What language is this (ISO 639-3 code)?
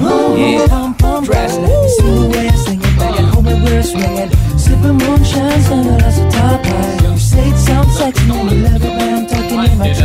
msa